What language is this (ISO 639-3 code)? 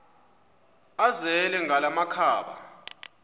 xho